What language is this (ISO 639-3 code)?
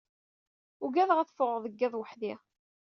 kab